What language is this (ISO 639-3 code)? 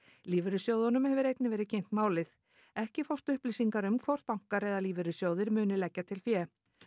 isl